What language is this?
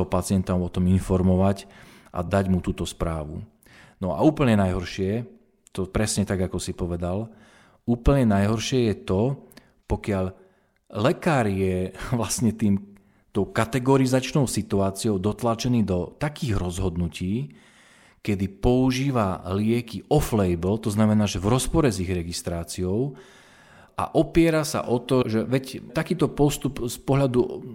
Slovak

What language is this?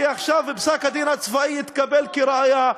Hebrew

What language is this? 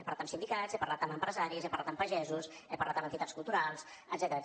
Catalan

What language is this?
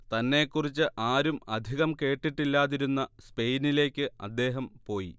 Malayalam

